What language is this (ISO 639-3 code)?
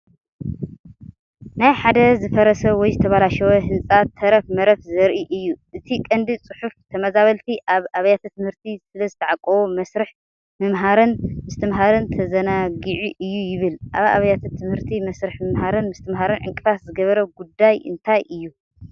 tir